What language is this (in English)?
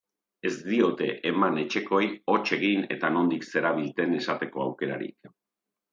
Basque